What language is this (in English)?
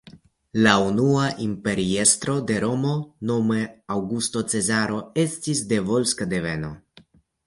Esperanto